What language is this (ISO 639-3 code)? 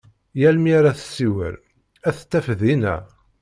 kab